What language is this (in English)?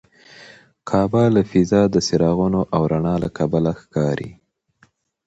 Pashto